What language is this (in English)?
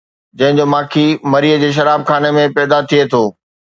Sindhi